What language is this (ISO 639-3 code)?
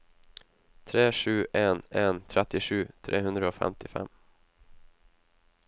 nor